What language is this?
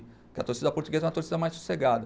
Portuguese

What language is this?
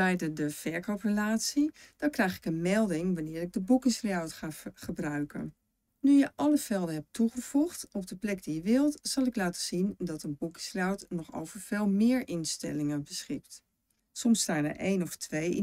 Dutch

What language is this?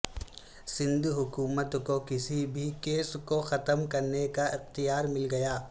Urdu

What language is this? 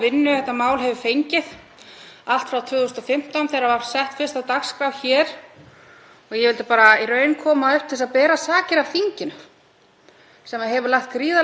Icelandic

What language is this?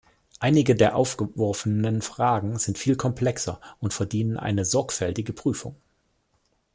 German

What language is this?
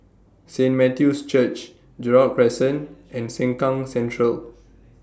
English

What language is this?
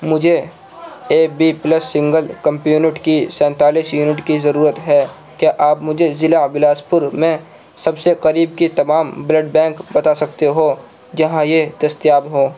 Urdu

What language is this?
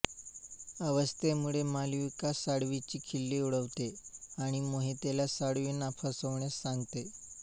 Marathi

